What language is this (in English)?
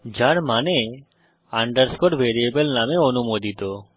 Bangla